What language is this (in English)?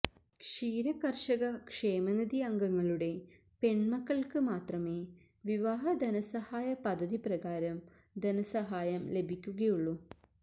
Malayalam